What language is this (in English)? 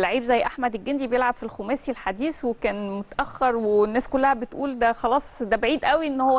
Arabic